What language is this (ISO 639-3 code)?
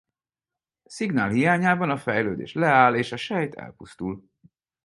hun